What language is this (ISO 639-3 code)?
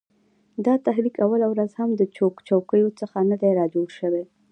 pus